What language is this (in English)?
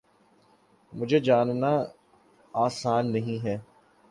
Urdu